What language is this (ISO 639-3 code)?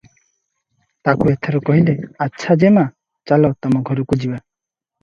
ori